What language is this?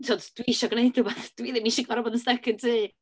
Welsh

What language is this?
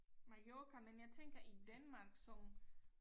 Danish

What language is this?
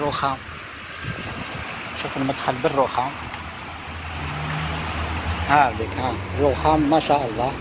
Arabic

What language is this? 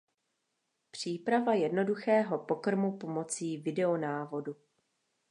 Czech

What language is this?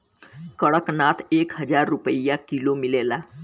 Bhojpuri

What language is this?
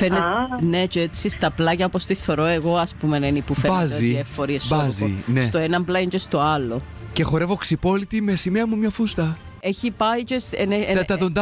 Greek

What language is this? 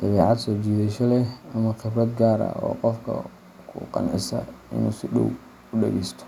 Somali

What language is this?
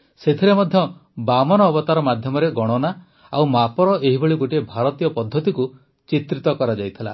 Odia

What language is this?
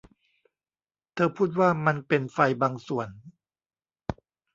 Thai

